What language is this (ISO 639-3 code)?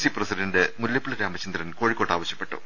mal